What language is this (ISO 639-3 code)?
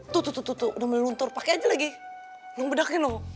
ind